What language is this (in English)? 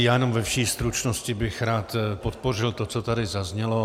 Czech